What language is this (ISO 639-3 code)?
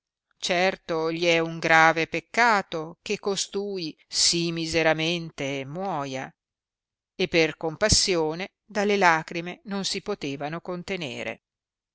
ita